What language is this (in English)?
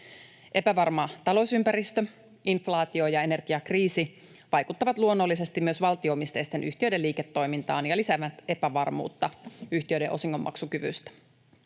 Finnish